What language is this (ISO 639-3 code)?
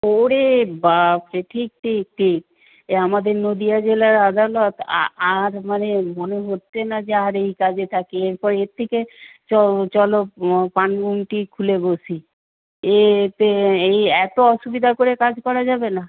ben